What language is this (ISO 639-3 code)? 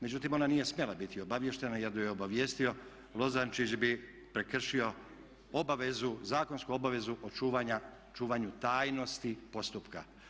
hrv